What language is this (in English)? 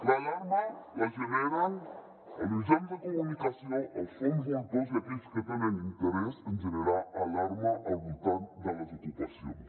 Catalan